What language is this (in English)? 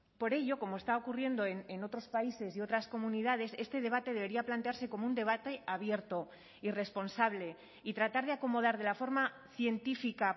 Spanish